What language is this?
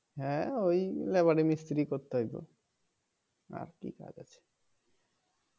Bangla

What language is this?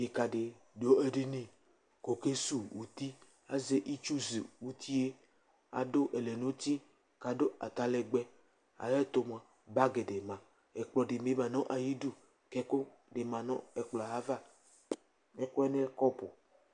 Ikposo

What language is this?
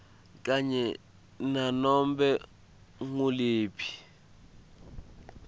Swati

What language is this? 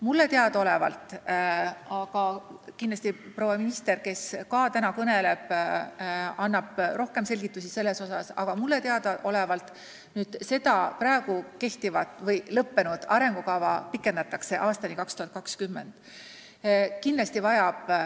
Estonian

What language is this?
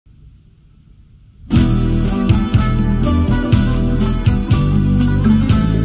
Romanian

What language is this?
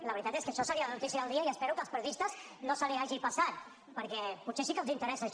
Catalan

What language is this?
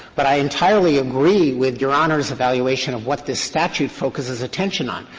English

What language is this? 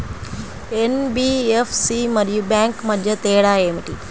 Telugu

